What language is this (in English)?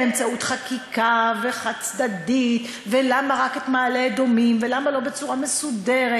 Hebrew